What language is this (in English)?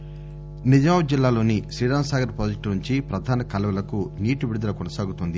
Telugu